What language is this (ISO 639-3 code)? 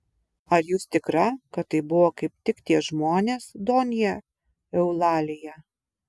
lit